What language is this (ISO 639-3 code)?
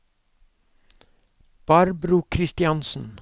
nor